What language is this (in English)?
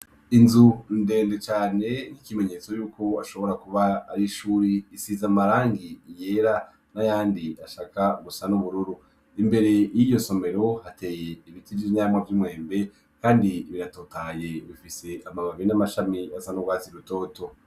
Rundi